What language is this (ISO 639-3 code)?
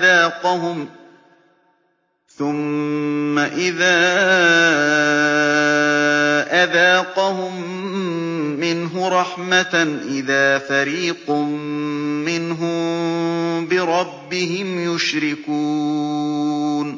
ara